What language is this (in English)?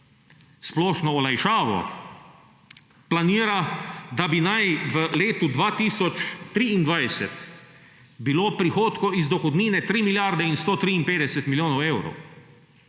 Slovenian